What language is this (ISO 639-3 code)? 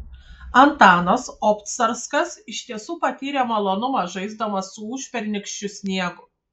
lit